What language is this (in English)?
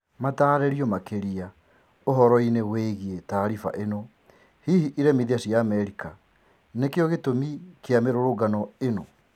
Kikuyu